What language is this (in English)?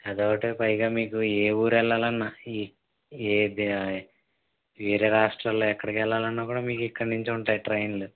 Telugu